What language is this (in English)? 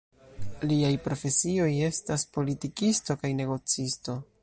Esperanto